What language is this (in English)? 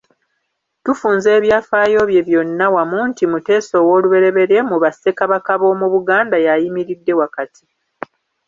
Ganda